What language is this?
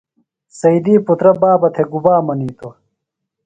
Phalura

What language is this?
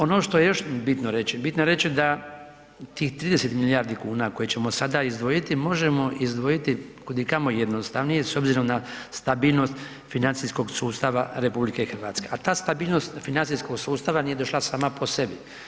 Croatian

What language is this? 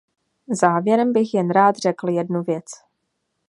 Czech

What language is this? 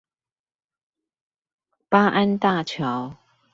Chinese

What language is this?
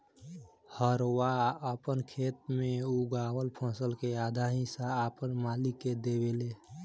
Bhojpuri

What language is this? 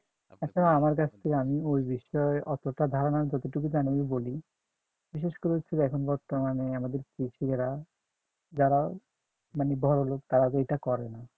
Bangla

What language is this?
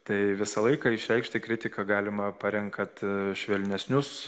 Lithuanian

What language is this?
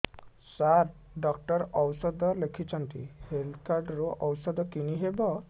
Odia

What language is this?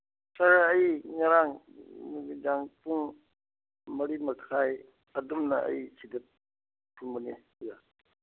Manipuri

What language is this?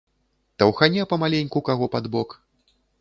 Belarusian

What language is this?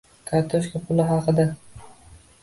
Uzbek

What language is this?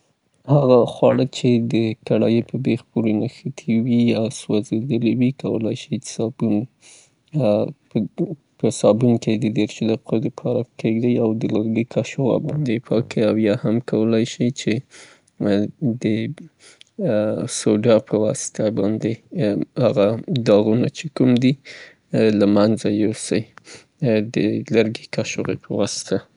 Southern Pashto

